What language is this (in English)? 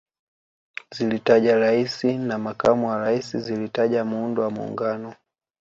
Swahili